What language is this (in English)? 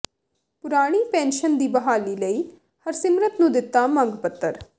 Punjabi